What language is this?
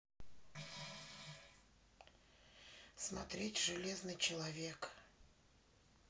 Russian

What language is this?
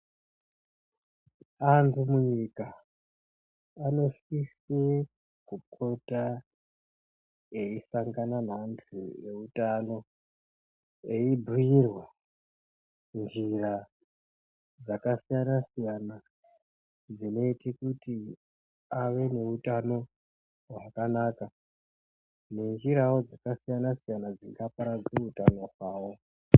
Ndau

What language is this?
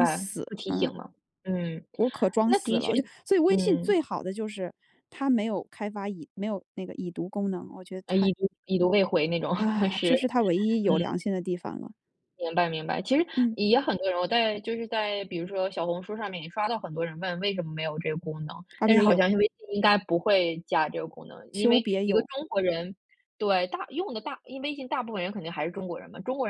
Chinese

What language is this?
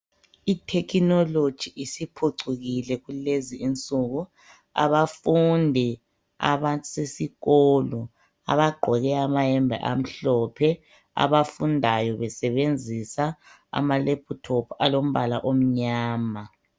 North Ndebele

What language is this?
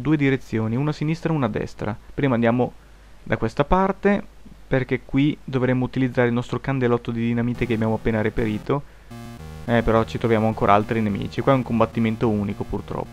Italian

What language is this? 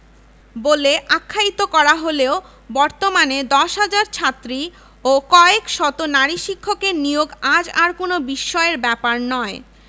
Bangla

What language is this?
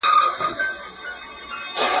Pashto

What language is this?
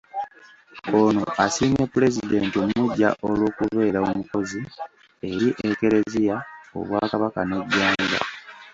Ganda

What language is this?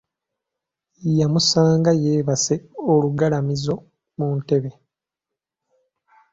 Ganda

